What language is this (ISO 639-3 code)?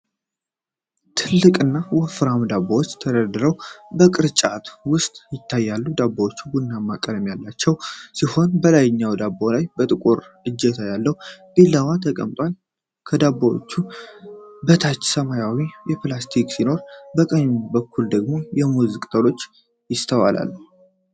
amh